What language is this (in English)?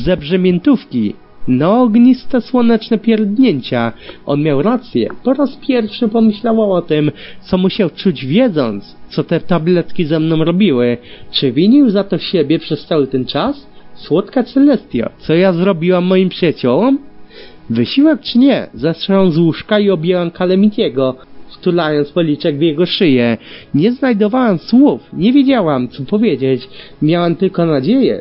Polish